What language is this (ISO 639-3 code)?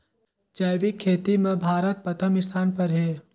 hne